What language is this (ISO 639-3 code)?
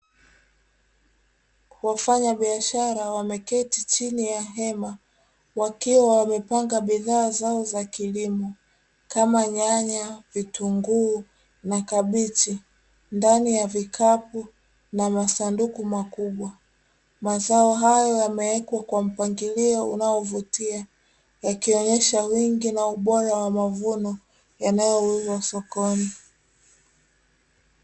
swa